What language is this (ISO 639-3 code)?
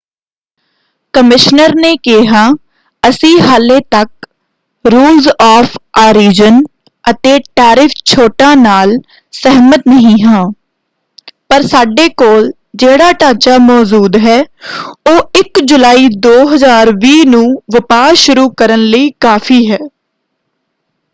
pan